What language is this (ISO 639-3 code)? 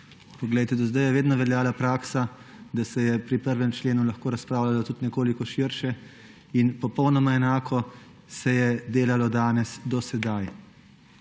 slv